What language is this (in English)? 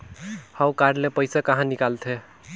Chhattisgarhi